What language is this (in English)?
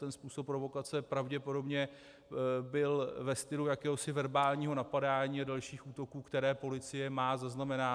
Czech